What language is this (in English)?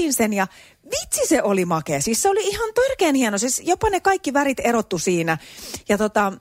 Finnish